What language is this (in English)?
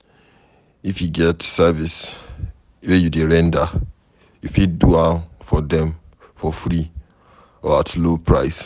Nigerian Pidgin